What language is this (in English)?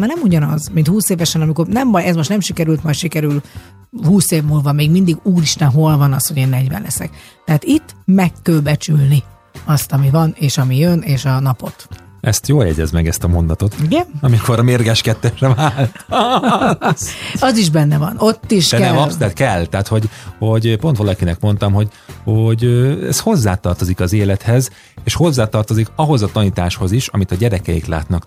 Hungarian